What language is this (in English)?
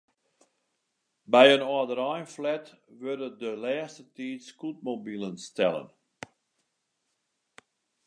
Western Frisian